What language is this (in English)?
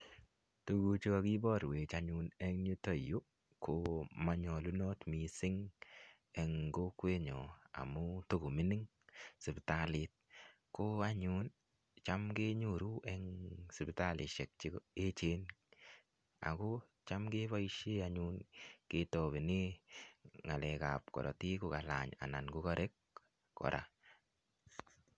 Kalenjin